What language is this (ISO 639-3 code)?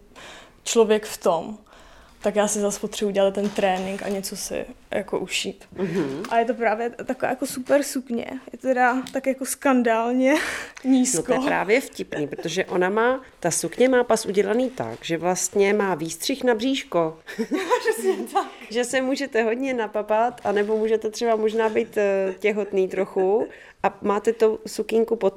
ces